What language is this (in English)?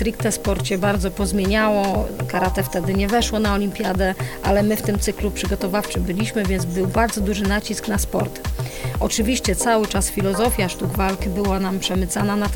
Polish